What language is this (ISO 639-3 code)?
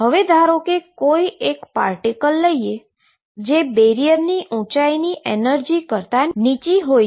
guj